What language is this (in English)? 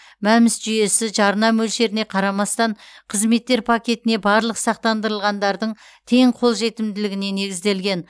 Kazakh